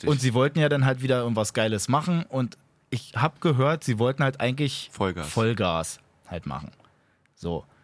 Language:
German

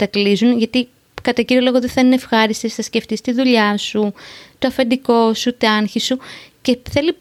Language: Greek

